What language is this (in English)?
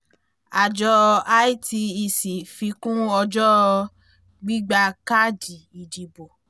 Yoruba